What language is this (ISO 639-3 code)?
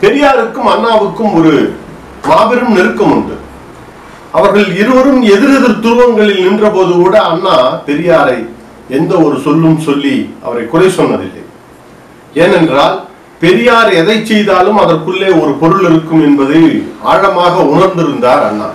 tam